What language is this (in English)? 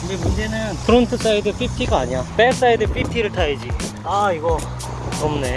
Korean